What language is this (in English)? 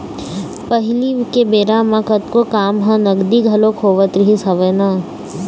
Chhattisgarhi